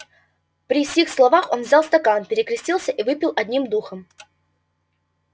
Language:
Russian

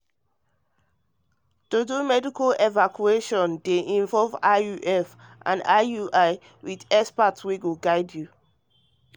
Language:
Nigerian Pidgin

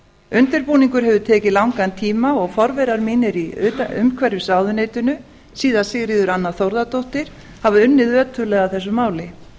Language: Icelandic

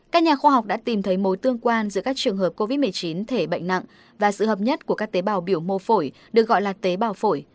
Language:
Vietnamese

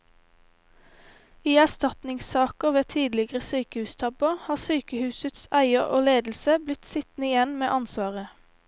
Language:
Norwegian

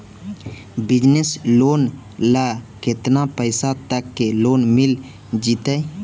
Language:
Magahi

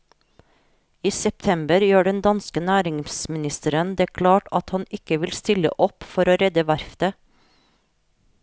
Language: Norwegian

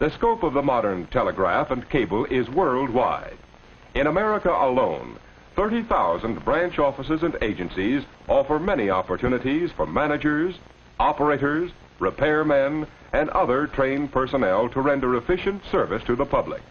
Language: English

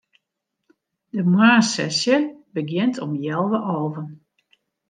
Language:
Western Frisian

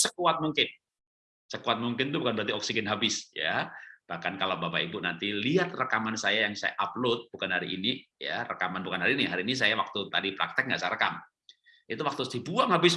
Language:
Indonesian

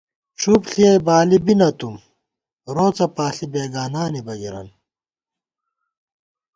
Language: Gawar-Bati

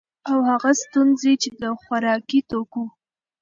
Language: Pashto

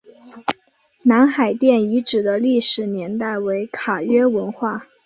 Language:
Chinese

